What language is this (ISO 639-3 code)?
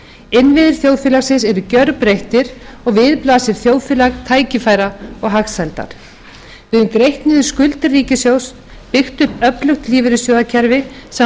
isl